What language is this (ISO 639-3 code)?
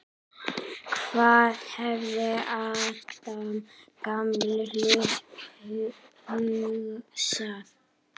isl